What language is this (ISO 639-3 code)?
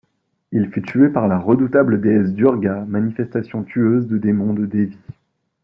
fra